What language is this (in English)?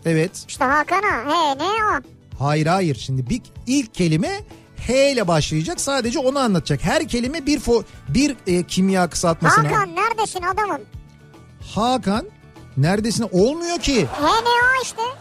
Turkish